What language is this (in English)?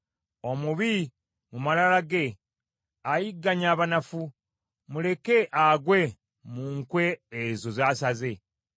Ganda